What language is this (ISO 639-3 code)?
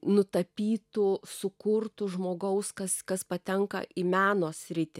lit